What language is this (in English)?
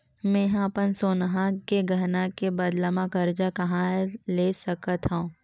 Chhattisgarhi